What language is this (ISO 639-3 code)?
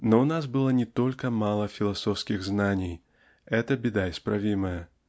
rus